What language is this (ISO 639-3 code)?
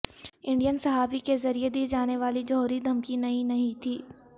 urd